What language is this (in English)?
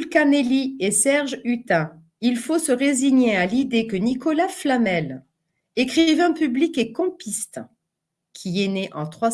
French